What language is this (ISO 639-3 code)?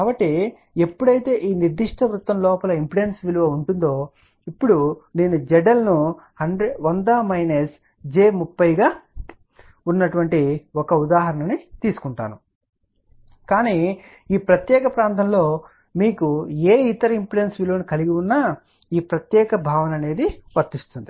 tel